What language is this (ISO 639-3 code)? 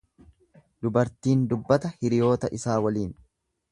orm